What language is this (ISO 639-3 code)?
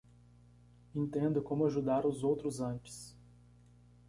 por